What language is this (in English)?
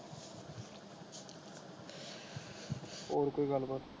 Punjabi